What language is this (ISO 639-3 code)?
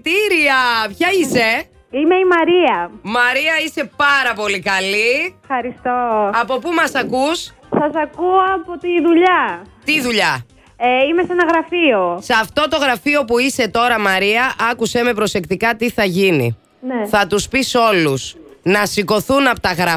ell